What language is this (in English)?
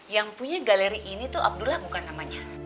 Indonesian